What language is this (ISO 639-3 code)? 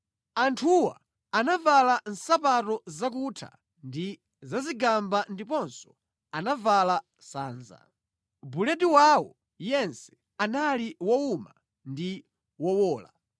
nya